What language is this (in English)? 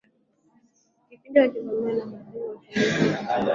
Swahili